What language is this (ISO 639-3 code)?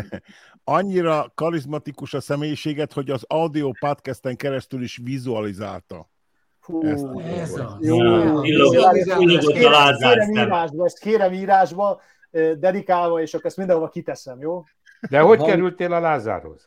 hun